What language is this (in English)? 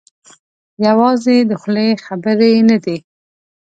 Pashto